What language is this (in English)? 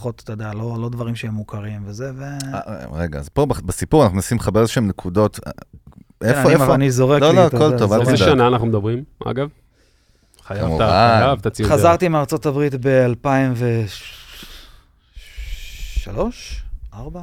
Hebrew